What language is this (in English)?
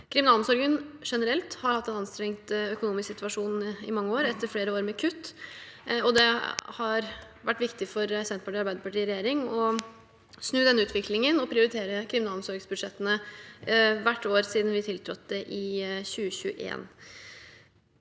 Norwegian